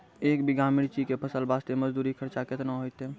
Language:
Maithili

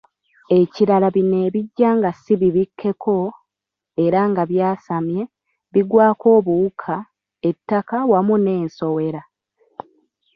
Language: Ganda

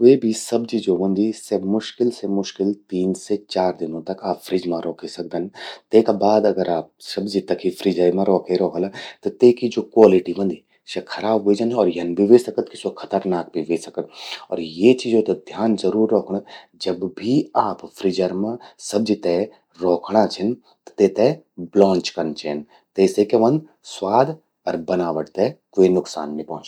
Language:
Garhwali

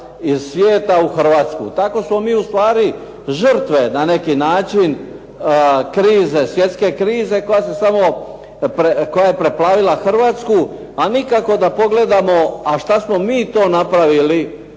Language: Croatian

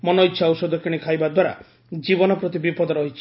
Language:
Odia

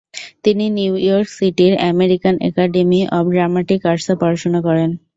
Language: Bangla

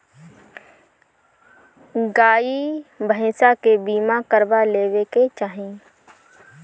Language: Bhojpuri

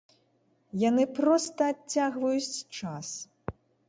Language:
Belarusian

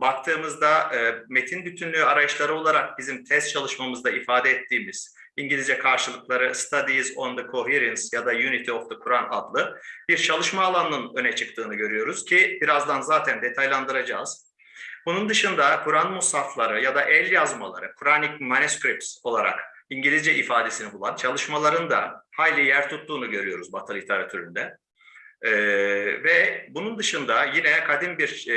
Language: Turkish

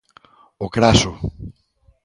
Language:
Galician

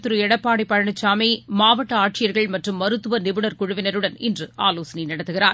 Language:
Tamil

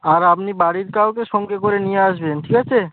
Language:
Bangla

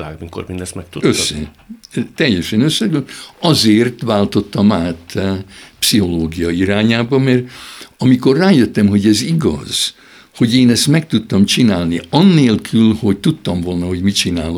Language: Hungarian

